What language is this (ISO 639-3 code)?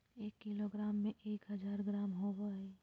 mag